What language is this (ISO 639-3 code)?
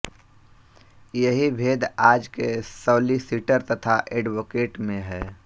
hin